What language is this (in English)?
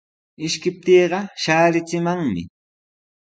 Sihuas Ancash Quechua